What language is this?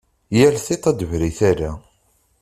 Kabyle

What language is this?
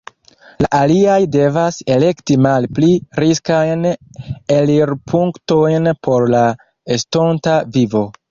Esperanto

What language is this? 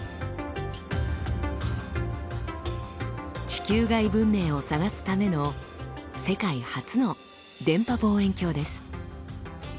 Japanese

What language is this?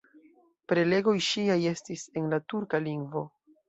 Esperanto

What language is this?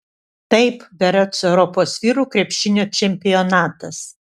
Lithuanian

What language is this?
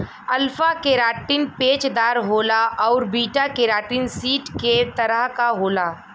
Bhojpuri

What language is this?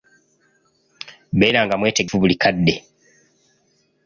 Ganda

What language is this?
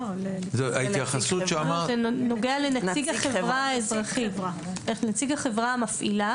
Hebrew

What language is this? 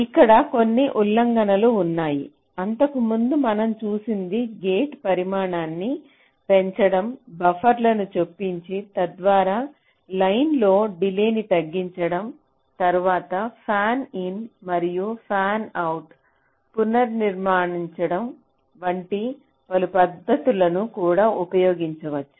Telugu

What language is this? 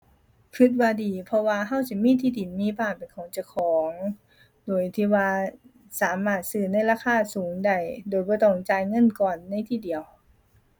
Thai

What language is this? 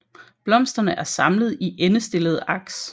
Danish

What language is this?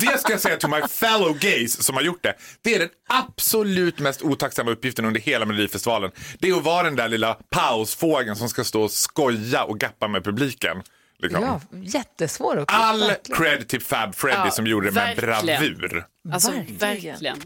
Swedish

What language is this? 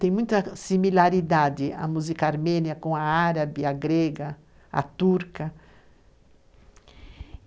Portuguese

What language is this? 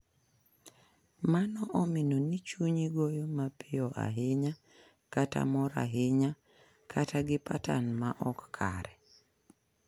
Luo (Kenya and Tanzania)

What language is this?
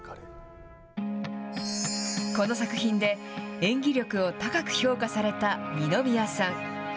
Japanese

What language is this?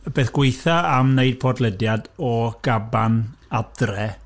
Welsh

